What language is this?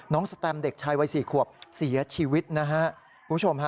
Thai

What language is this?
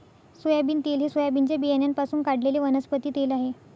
Marathi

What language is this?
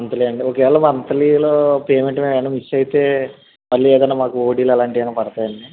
Telugu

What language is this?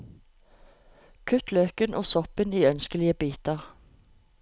Norwegian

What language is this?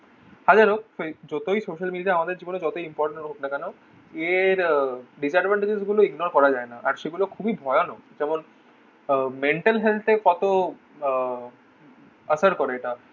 Bangla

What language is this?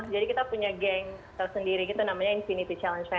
Indonesian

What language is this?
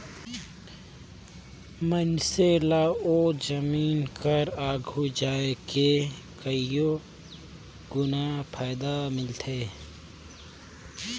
Chhattisgarhi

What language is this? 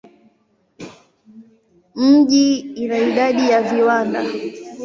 Swahili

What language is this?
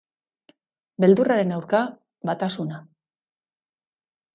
Basque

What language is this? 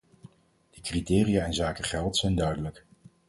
Dutch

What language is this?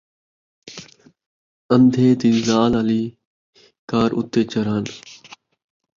Saraiki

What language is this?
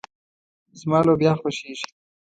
Pashto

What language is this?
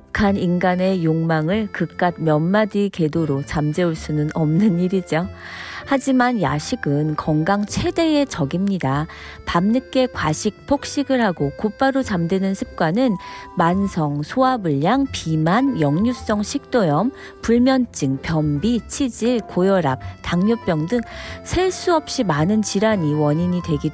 Korean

